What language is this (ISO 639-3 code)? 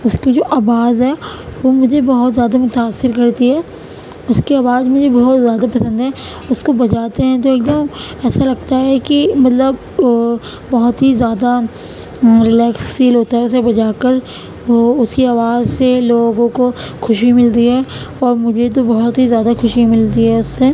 urd